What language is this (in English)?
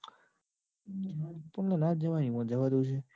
Gujarati